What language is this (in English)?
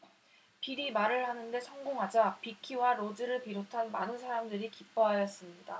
Korean